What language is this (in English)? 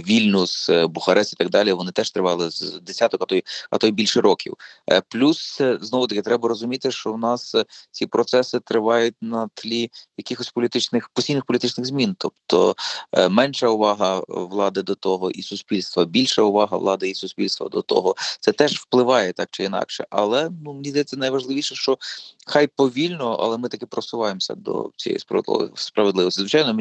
Ukrainian